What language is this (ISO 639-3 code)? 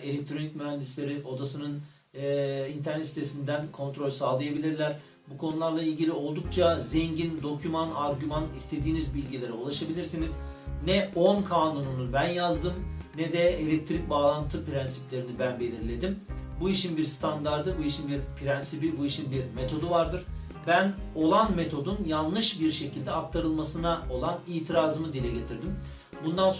tur